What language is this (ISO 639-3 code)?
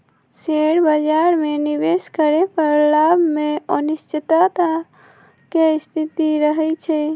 mag